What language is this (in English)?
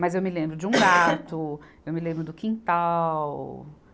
Portuguese